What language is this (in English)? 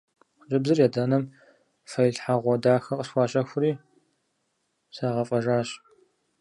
Kabardian